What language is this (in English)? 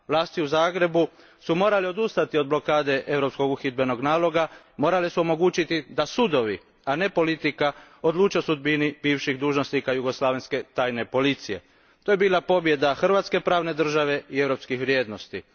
Croatian